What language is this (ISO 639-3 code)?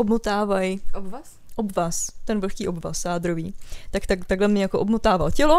ces